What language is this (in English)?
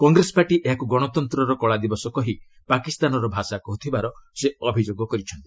Odia